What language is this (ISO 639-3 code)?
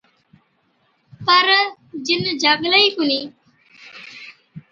odk